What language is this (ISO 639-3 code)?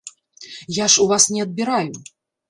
bel